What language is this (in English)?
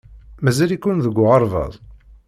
Kabyle